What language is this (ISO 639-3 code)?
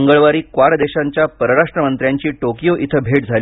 mar